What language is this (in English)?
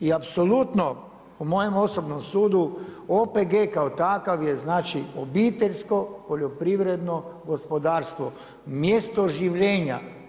Croatian